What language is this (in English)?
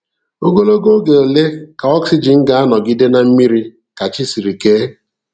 Igbo